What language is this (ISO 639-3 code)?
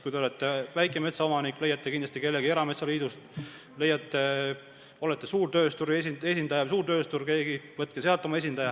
est